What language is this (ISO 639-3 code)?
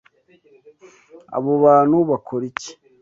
kin